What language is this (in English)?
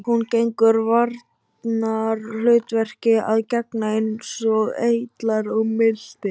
Icelandic